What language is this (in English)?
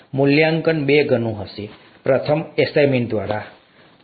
Gujarati